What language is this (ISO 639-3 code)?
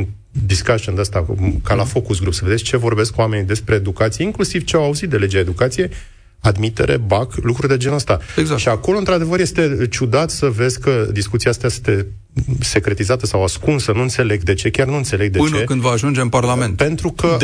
ron